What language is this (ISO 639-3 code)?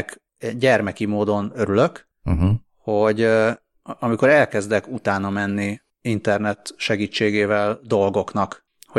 hun